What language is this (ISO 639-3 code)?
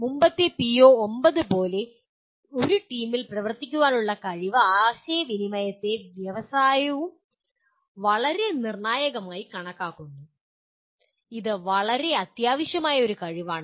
mal